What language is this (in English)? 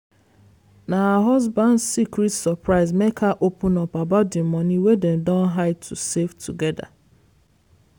Nigerian Pidgin